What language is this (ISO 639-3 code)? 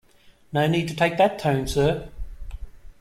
eng